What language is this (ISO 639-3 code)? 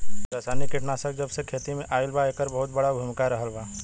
bho